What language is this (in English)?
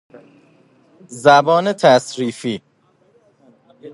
Persian